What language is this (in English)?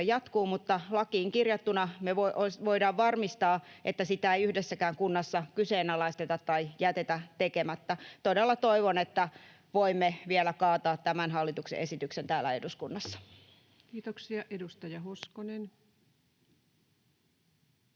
Finnish